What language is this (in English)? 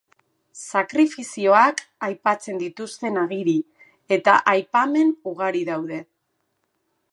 Basque